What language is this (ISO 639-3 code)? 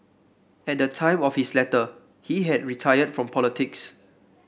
eng